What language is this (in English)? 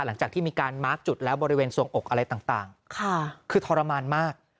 Thai